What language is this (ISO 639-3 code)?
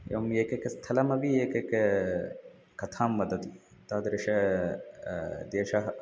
san